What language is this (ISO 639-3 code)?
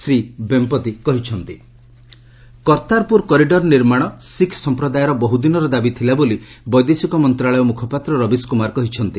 ori